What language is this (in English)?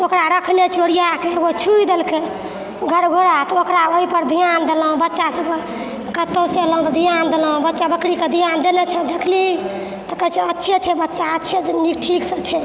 Maithili